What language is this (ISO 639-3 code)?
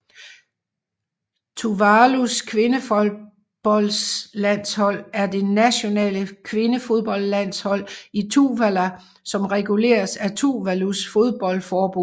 dan